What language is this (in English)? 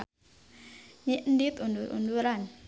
Sundanese